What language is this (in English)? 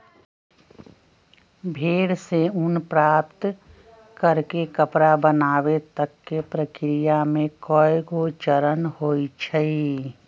Magahi